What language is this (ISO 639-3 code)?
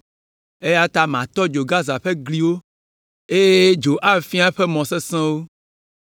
ewe